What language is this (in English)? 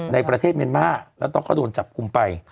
Thai